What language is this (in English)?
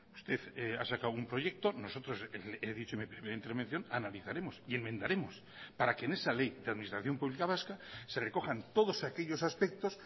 Spanish